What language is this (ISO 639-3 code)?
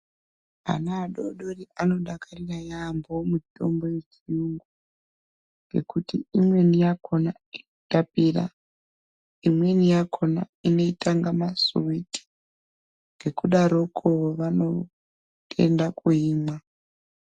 ndc